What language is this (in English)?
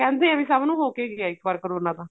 Punjabi